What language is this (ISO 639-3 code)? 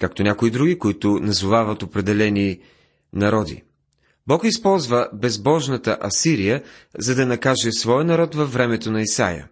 bul